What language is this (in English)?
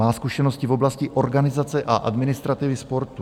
Czech